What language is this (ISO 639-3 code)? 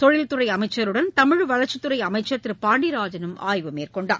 tam